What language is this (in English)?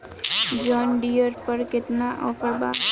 Bhojpuri